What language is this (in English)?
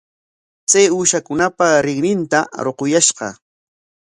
Corongo Ancash Quechua